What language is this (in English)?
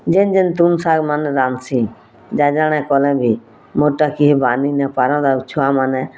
Odia